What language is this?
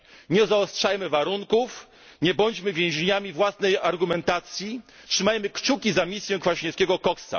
Polish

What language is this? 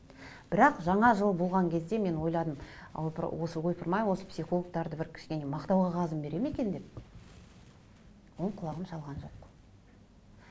Kazakh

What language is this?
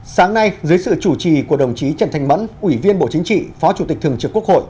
Vietnamese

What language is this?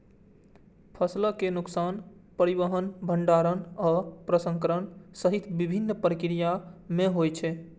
Maithili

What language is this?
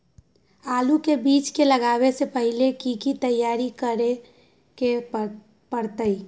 Magahi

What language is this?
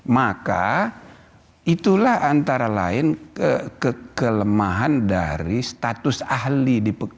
Indonesian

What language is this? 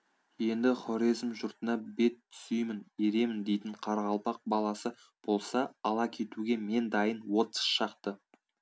Kazakh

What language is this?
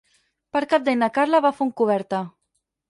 Catalan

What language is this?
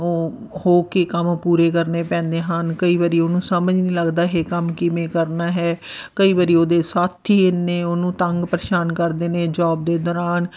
Punjabi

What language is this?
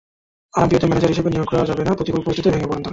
Bangla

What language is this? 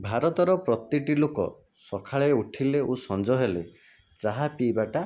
Odia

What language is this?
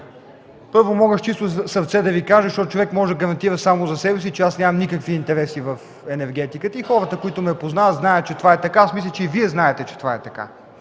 Bulgarian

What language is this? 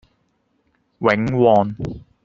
Cantonese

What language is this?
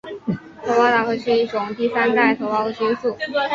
Chinese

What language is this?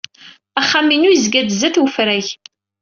Kabyle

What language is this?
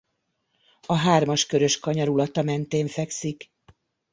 Hungarian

